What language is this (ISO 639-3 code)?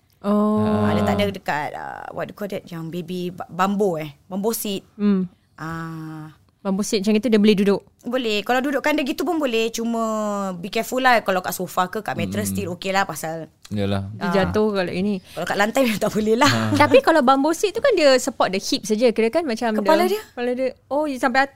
msa